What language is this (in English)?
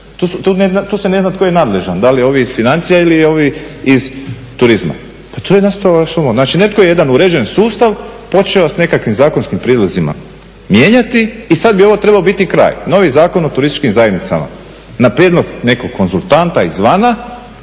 Croatian